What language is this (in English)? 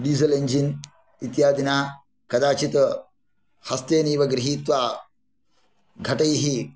Sanskrit